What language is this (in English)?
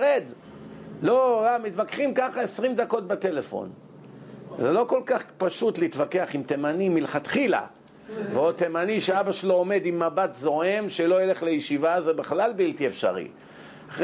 Hebrew